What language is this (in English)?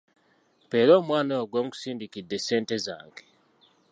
Ganda